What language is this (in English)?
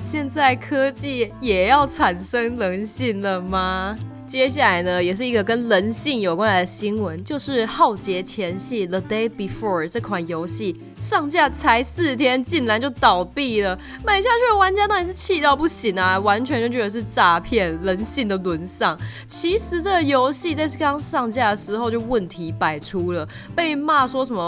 Chinese